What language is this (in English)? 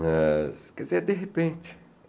Portuguese